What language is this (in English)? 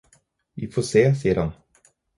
Norwegian Bokmål